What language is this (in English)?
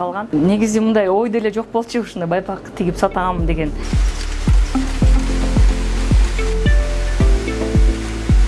Russian